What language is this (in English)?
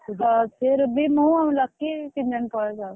Odia